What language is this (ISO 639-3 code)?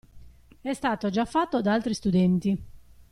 ita